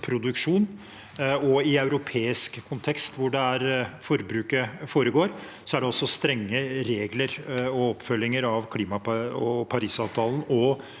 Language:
Norwegian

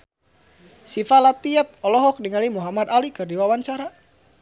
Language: Sundanese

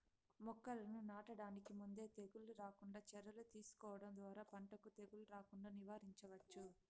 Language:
Telugu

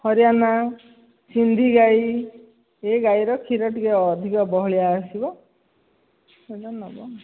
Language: Odia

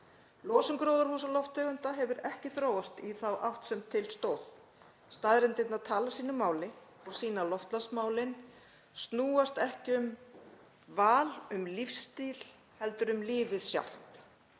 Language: Icelandic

